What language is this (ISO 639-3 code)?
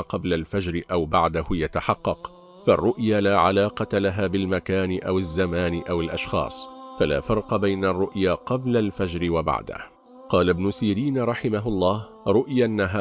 ara